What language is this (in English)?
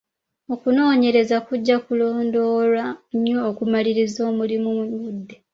Ganda